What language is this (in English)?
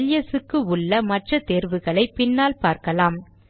Tamil